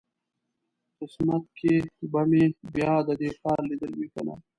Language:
Pashto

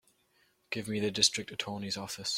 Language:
English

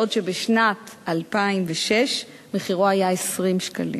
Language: Hebrew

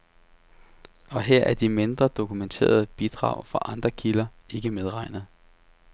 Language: Danish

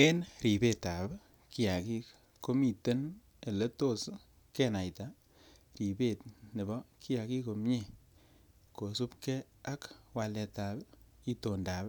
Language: Kalenjin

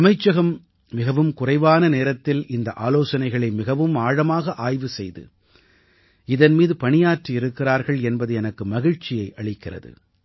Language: Tamil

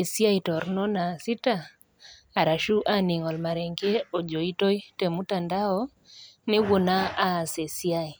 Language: Masai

